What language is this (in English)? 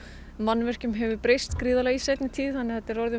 Icelandic